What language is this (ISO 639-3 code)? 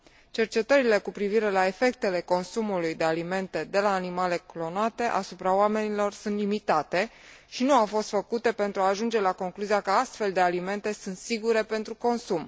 ron